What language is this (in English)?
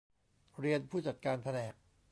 Thai